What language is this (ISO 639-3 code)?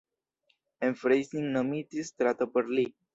epo